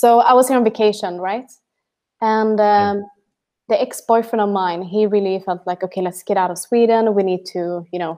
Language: English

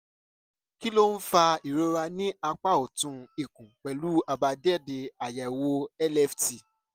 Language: Yoruba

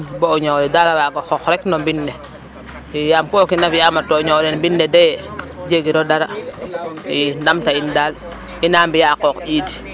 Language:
Serer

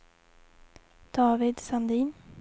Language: Swedish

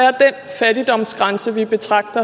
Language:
Danish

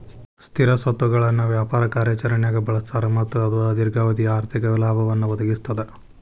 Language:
Kannada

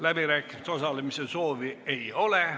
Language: Estonian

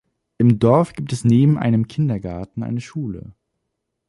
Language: German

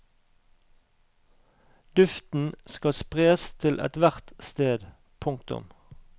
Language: Norwegian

